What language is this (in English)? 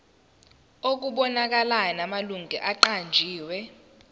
Zulu